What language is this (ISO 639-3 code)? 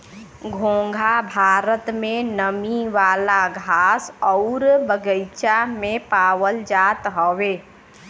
bho